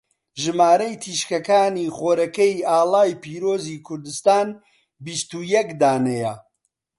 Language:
Central Kurdish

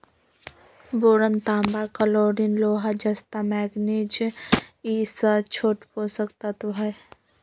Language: Magahi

